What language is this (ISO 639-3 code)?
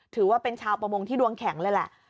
tha